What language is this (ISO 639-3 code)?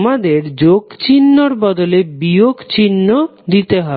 ben